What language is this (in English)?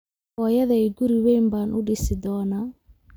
Somali